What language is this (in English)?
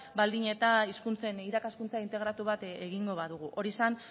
Basque